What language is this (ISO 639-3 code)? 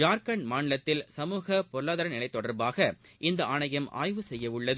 tam